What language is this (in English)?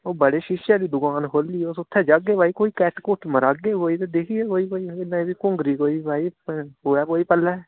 Dogri